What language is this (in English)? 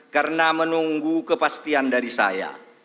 Indonesian